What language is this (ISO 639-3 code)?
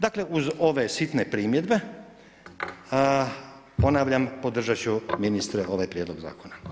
hrv